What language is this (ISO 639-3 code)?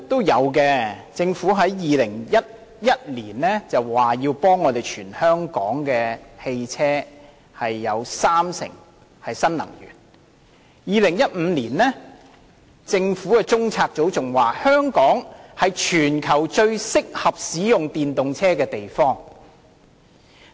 yue